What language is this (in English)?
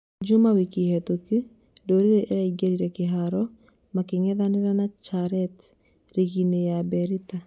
Kikuyu